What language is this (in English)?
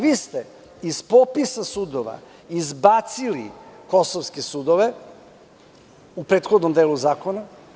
Serbian